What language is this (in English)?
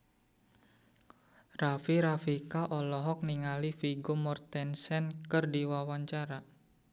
Sundanese